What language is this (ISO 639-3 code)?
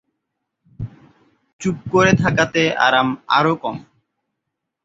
ben